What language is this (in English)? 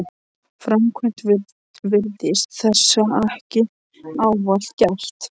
Icelandic